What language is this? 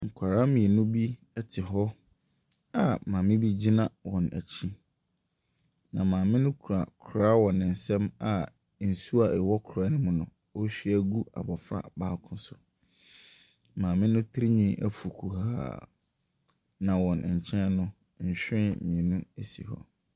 Akan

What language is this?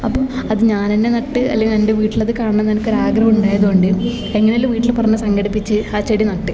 Malayalam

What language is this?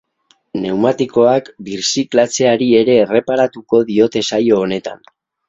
Basque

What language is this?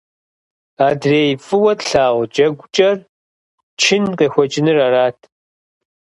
Kabardian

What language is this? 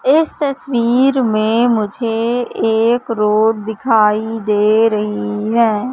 Hindi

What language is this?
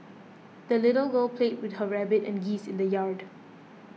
English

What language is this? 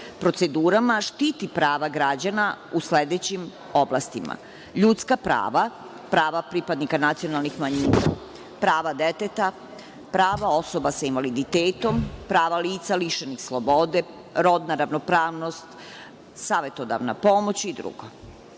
Serbian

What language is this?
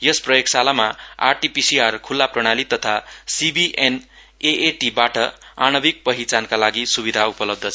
Nepali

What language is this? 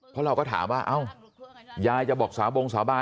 Thai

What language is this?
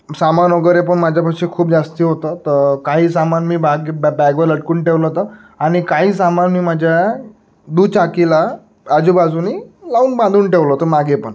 Marathi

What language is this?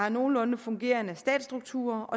Danish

